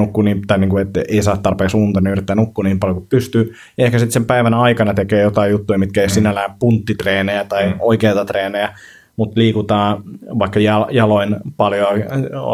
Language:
Finnish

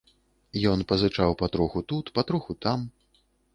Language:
Belarusian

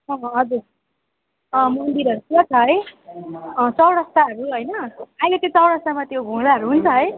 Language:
Nepali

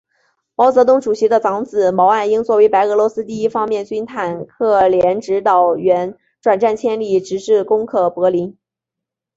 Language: Chinese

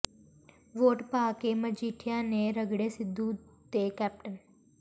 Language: Punjabi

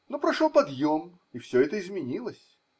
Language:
Russian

